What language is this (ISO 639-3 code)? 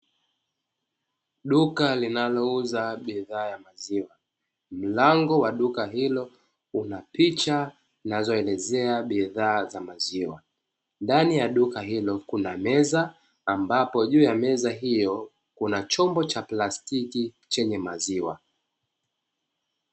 swa